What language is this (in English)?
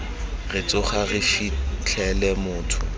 Tswana